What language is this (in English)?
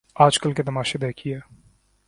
Urdu